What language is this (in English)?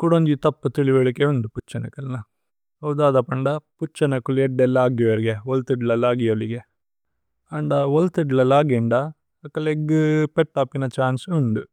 Tulu